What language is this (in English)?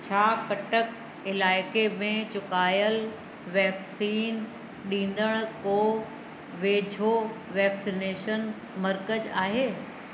Sindhi